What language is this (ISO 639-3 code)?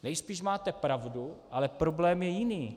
ces